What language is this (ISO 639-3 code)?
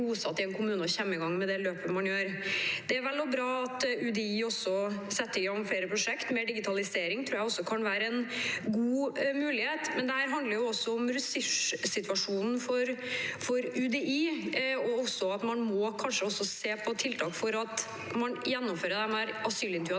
nor